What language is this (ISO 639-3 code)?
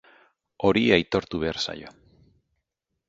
eus